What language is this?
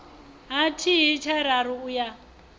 Venda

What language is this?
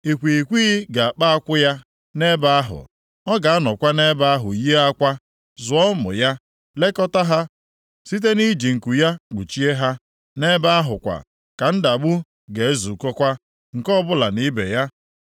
Igbo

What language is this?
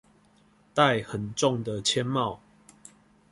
Chinese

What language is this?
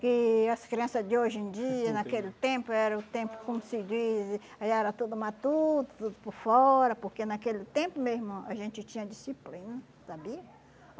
Portuguese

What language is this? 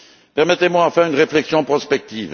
French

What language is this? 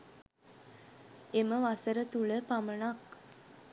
Sinhala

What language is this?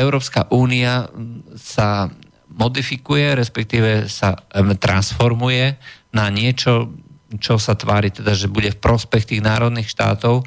Slovak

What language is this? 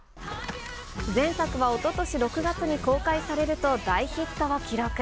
Japanese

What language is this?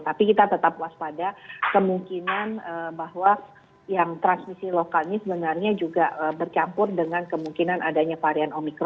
Indonesian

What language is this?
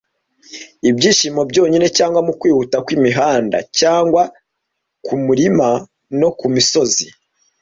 Kinyarwanda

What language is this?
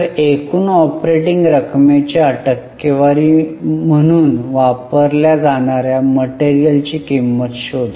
Marathi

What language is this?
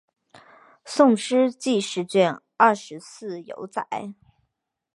Chinese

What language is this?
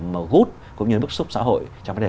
Vietnamese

